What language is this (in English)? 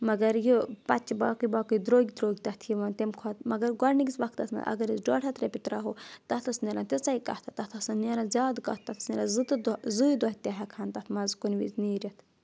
Kashmiri